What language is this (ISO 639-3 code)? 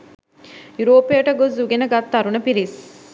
sin